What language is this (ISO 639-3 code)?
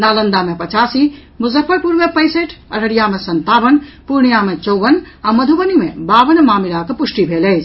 mai